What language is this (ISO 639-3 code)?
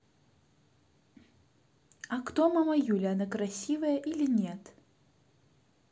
rus